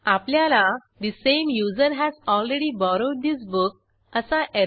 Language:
Marathi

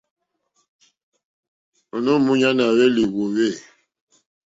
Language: Mokpwe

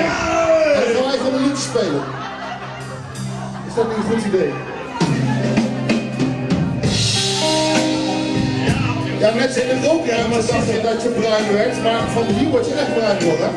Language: Dutch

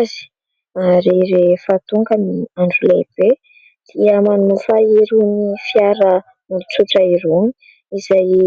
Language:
Malagasy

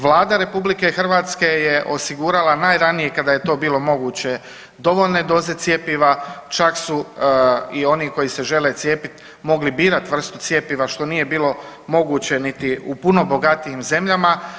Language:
Croatian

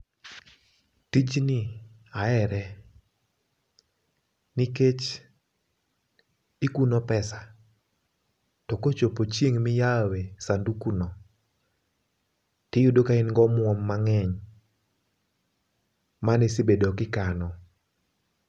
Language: Luo (Kenya and Tanzania)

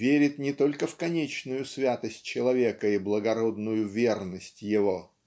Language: Russian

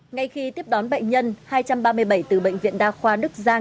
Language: Vietnamese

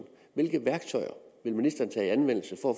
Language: Danish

